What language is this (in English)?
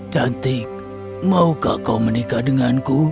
Indonesian